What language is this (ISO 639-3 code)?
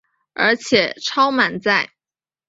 zho